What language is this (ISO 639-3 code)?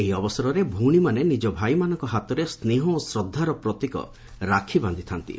ori